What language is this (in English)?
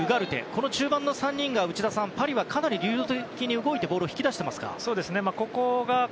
Japanese